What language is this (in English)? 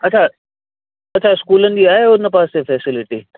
Sindhi